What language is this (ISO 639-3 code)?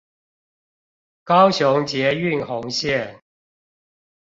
zho